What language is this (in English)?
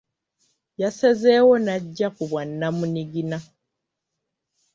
Ganda